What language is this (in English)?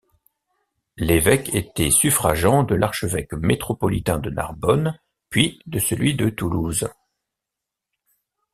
French